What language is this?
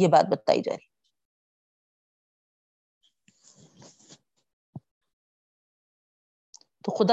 Urdu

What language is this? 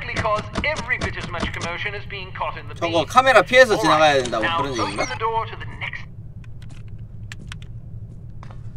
Korean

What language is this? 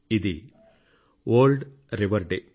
Telugu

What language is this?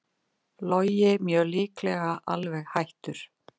Icelandic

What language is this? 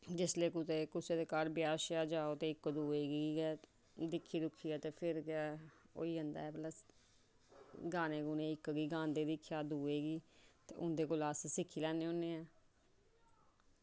Dogri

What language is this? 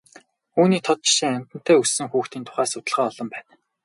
Mongolian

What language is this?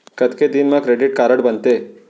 Chhattisgarhi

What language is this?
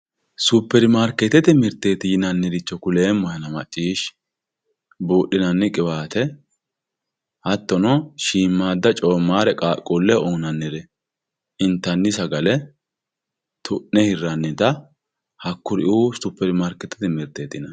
Sidamo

